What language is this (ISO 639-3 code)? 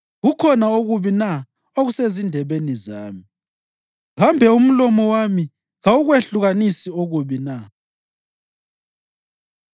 nde